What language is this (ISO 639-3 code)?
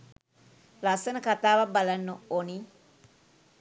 sin